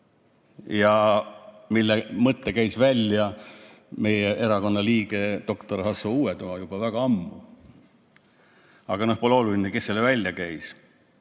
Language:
Estonian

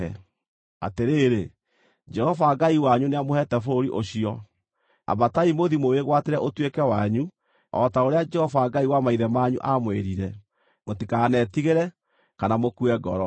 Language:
Kikuyu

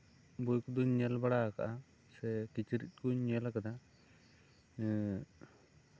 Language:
Santali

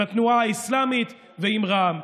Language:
Hebrew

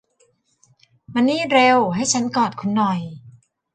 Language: Thai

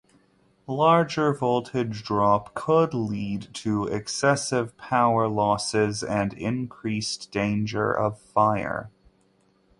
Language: English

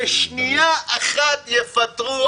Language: Hebrew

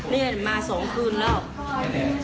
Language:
Thai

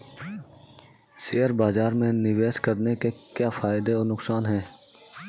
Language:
Hindi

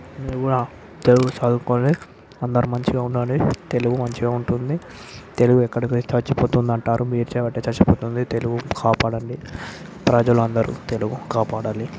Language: Telugu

